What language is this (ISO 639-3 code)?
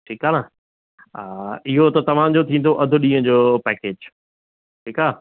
snd